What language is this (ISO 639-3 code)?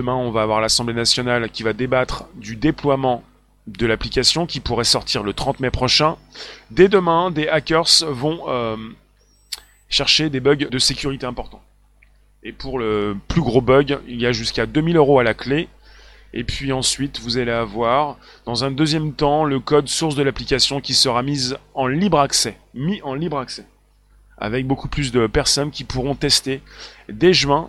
fra